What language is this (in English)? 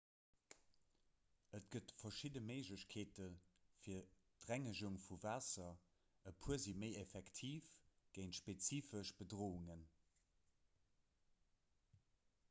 Luxembourgish